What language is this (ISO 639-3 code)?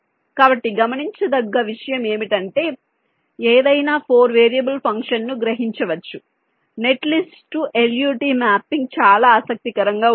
tel